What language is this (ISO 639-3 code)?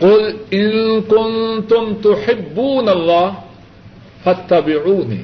urd